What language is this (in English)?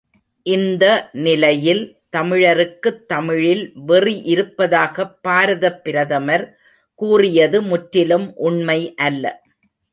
Tamil